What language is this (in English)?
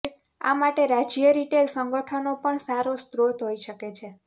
Gujarati